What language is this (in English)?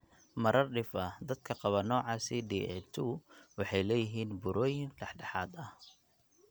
Somali